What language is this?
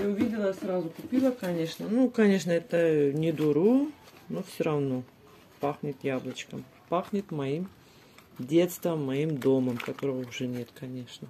Russian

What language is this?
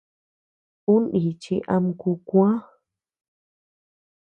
Tepeuxila Cuicatec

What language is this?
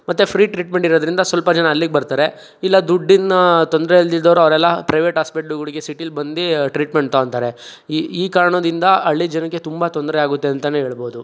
Kannada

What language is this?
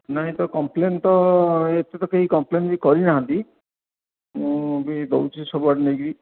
Odia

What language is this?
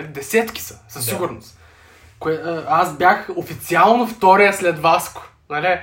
Bulgarian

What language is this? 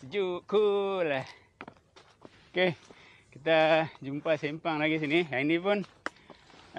Malay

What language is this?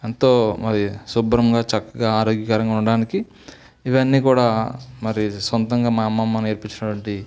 Telugu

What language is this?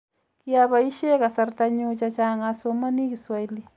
Kalenjin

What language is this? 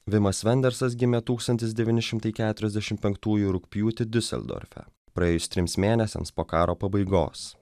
Lithuanian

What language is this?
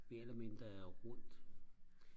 Danish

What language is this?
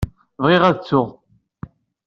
Kabyle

